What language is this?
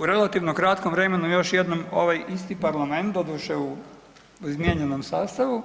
Croatian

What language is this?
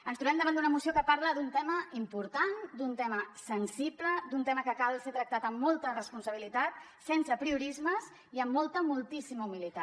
Catalan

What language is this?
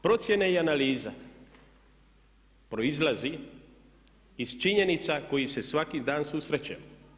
Croatian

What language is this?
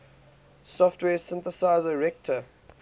English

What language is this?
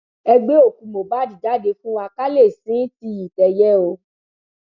Yoruba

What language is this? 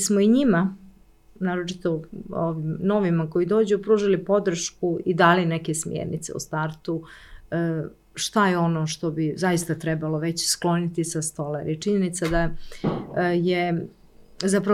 Croatian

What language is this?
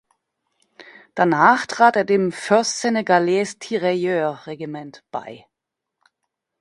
German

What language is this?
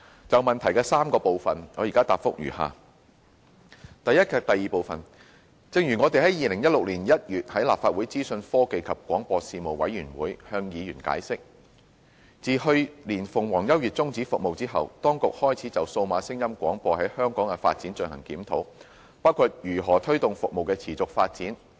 Cantonese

